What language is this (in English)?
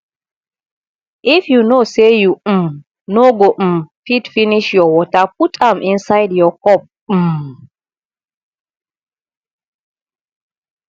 Nigerian Pidgin